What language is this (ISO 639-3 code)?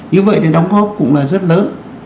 vie